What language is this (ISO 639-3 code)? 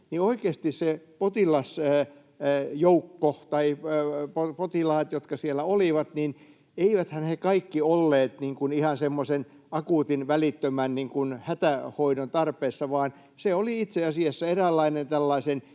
fin